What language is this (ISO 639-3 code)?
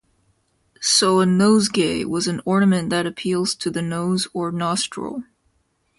eng